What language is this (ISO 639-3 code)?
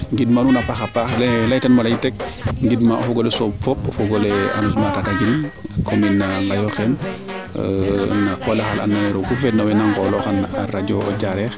srr